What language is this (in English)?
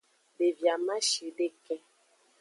Aja (Benin)